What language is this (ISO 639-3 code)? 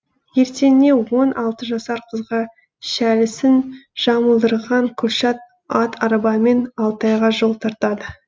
kaz